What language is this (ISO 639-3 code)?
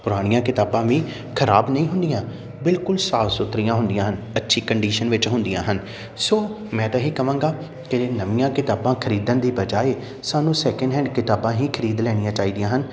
pan